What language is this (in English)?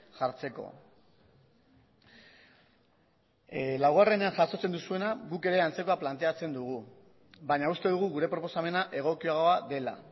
Basque